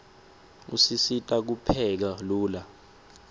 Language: Swati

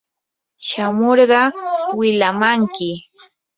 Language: Yanahuanca Pasco Quechua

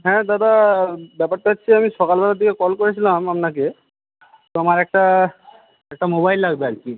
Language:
Bangla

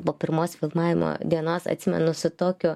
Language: Lithuanian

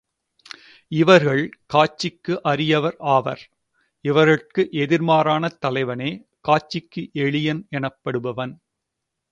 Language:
Tamil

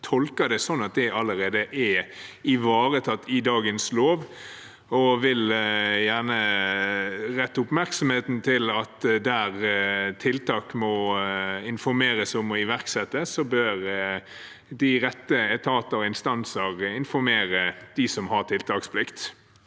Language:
Norwegian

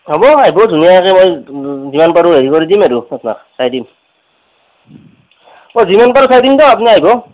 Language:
Assamese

